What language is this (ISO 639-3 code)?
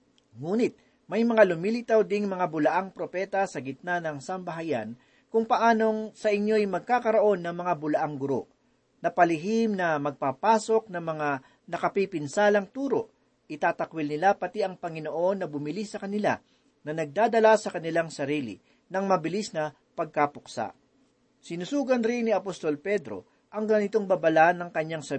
fil